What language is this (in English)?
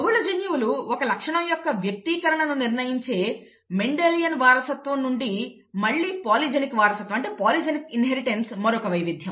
Telugu